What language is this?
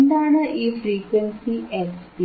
Malayalam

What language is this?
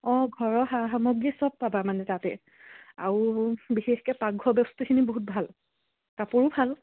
Assamese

